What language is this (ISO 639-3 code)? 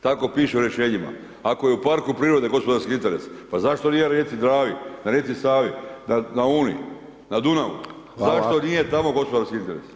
hrv